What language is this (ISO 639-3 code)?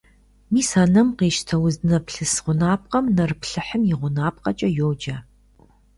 kbd